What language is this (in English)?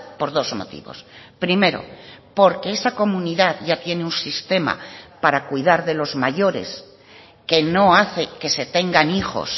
Spanish